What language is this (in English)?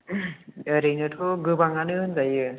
Bodo